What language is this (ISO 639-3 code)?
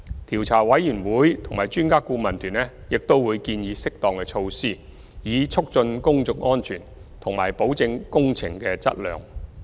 yue